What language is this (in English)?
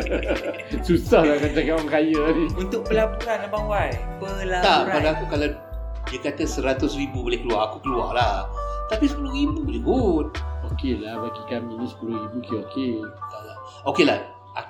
Malay